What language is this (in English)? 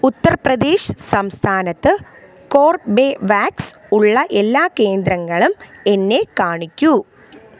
Malayalam